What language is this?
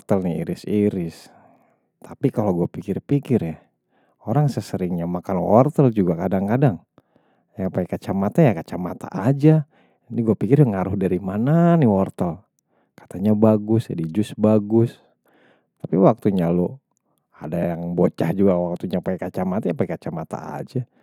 Betawi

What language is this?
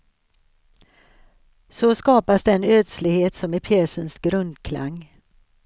Swedish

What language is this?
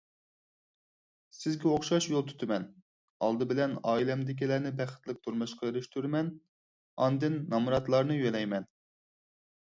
Uyghur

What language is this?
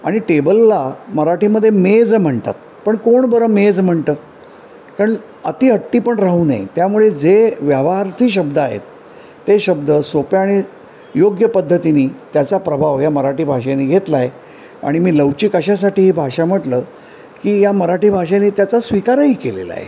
Marathi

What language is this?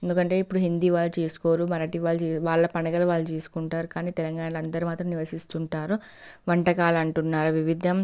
Telugu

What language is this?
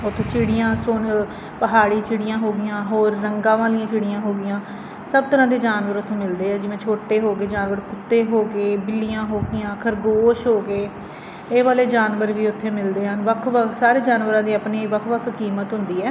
Punjabi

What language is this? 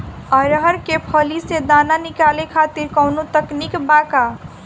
Bhojpuri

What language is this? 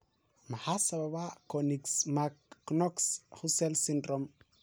Somali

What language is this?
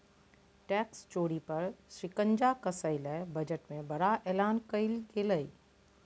Magahi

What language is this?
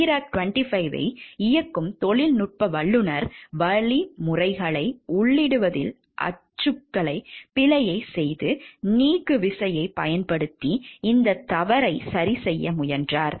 Tamil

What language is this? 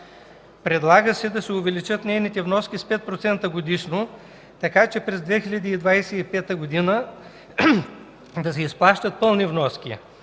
Bulgarian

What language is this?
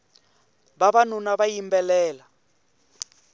Tsonga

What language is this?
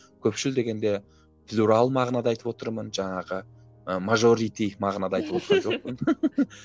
Kazakh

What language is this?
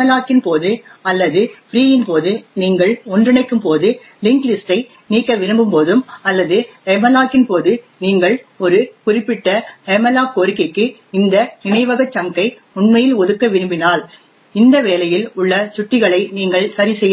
Tamil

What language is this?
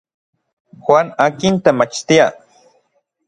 Orizaba Nahuatl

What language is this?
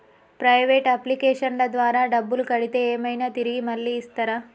Telugu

